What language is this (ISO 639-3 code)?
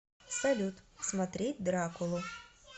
rus